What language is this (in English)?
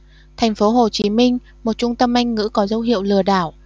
Vietnamese